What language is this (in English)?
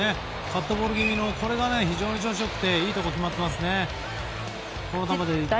Japanese